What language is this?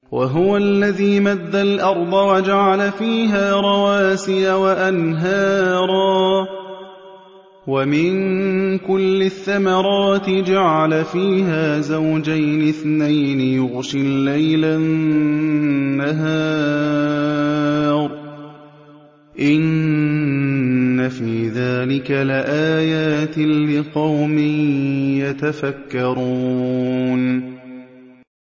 Arabic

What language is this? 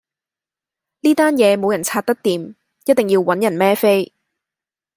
Cantonese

